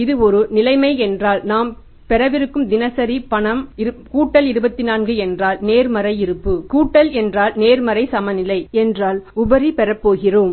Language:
Tamil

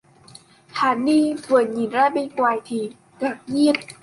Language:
Vietnamese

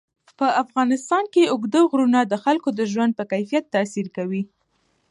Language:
Pashto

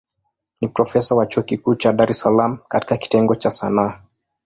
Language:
Swahili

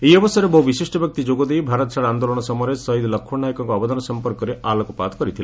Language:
Odia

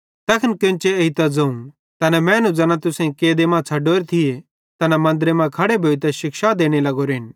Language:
Bhadrawahi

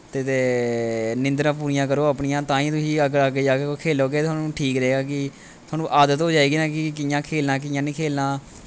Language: Dogri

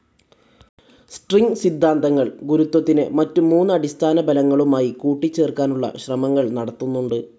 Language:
Malayalam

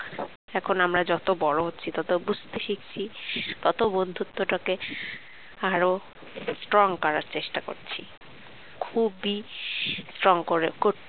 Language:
Bangla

